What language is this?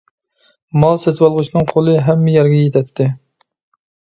Uyghur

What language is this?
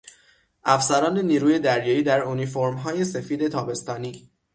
Persian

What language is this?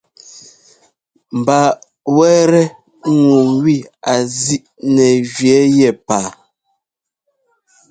Ngomba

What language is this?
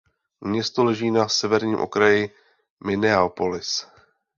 Czech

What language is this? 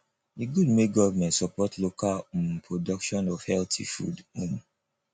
Nigerian Pidgin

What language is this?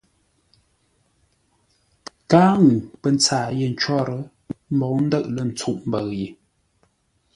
Ngombale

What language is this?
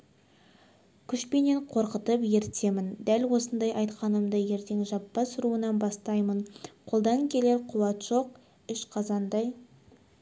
Kazakh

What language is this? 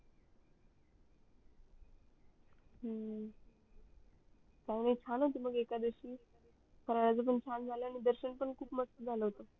Marathi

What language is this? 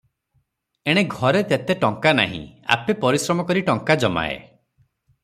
Odia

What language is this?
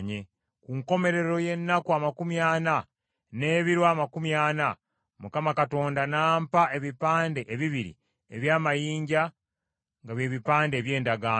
Ganda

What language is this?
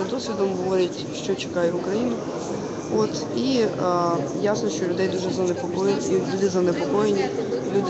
Ukrainian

